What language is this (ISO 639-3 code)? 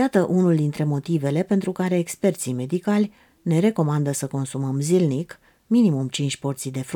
ron